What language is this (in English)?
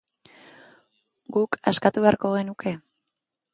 Basque